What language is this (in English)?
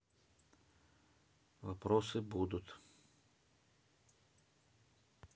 Russian